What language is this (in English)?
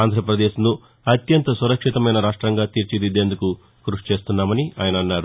Telugu